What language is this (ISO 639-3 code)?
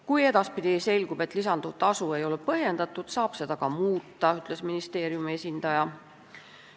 est